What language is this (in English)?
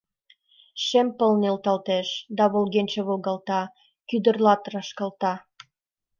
Mari